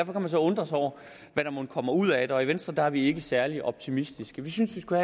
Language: Danish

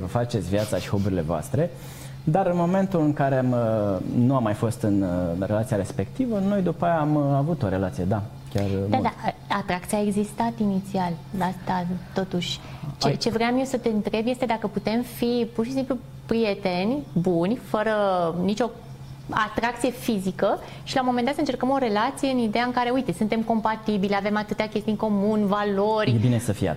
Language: Romanian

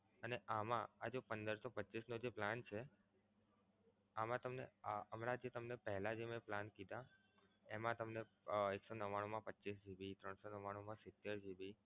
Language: Gujarati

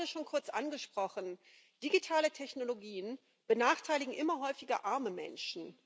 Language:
German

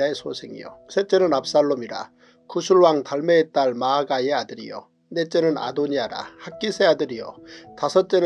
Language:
Korean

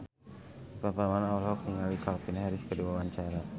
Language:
Sundanese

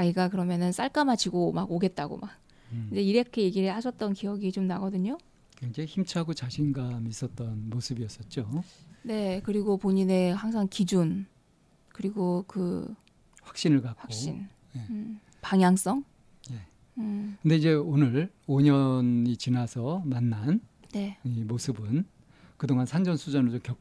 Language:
Korean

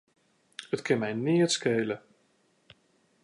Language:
Western Frisian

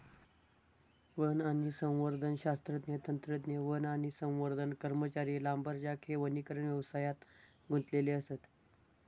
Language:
Marathi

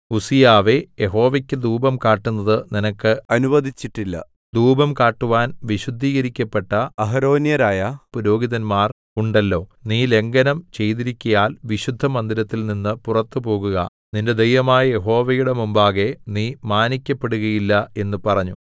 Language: Malayalam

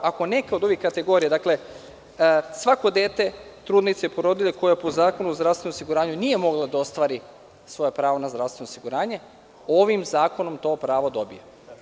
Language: Serbian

